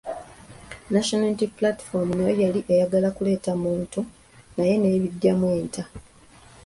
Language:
Ganda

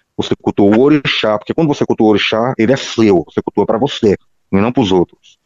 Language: Portuguese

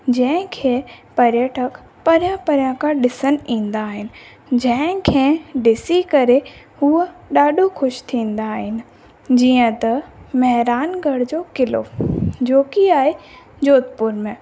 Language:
Sindhi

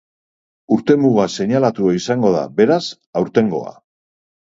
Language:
Basque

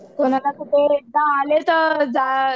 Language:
Marathi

